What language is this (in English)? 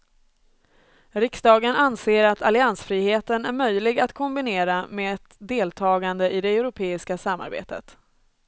Swedish